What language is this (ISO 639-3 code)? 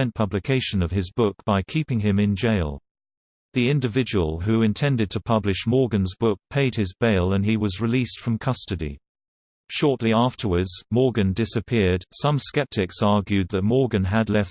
eng